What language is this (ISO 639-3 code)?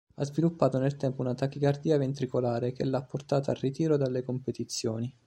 ita